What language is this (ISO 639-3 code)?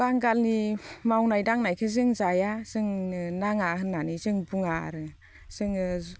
brx